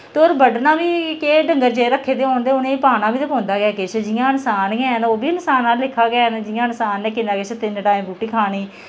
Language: Dogri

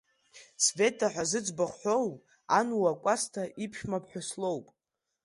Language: Abkhazian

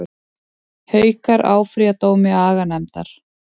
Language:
Icelandic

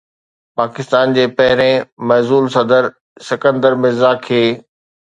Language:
Sindhi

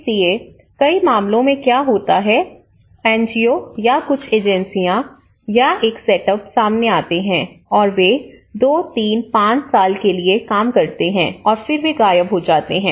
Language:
Hindi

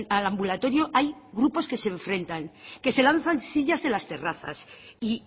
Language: Spanish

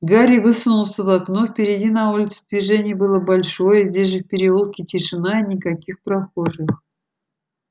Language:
Russian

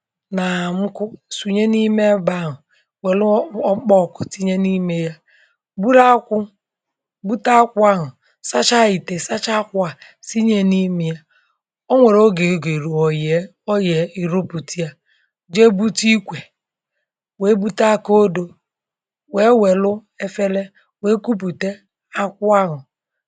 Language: Igbo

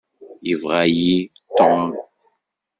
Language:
Kabyle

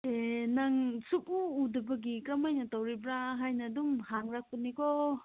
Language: Manipuri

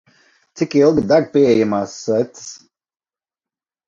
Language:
Latvian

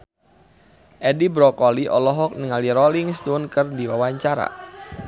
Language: Sundanese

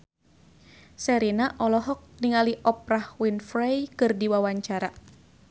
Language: Sundanese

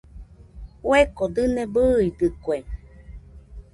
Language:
Nüpode Huitoto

